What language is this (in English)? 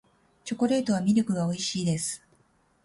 Japanese